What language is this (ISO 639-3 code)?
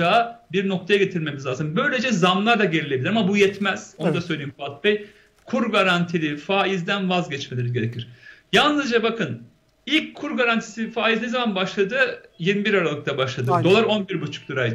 tur